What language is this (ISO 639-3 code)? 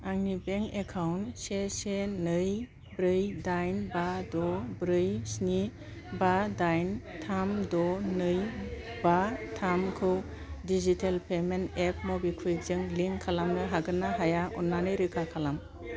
brx